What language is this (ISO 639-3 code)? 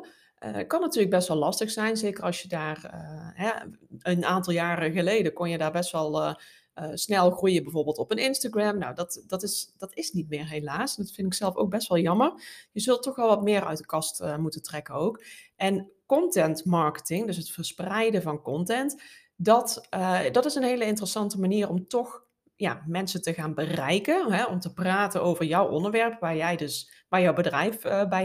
nld